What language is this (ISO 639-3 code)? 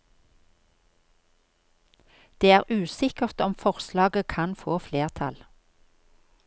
nor